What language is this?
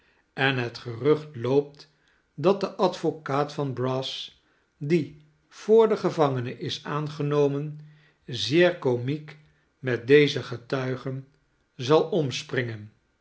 Dutch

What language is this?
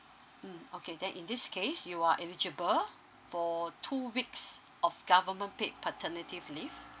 English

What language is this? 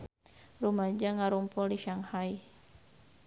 Sundanese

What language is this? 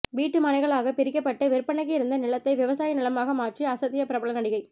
Tamil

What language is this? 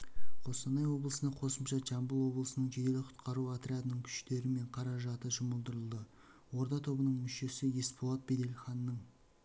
Kazakh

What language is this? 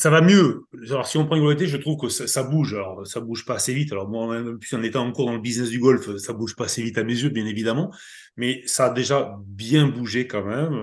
French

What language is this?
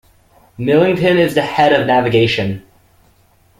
English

